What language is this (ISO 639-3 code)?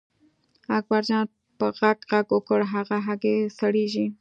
pus